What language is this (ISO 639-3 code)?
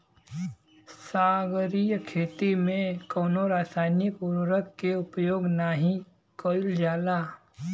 bho